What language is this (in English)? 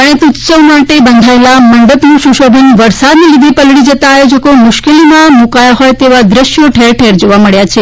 Gujarati